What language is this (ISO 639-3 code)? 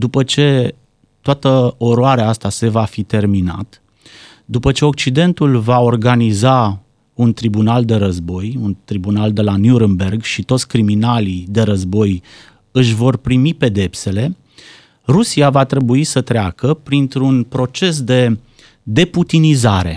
ron